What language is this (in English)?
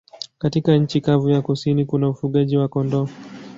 Swahili